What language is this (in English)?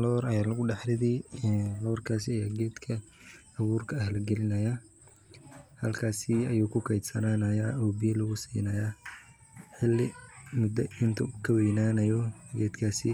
Somali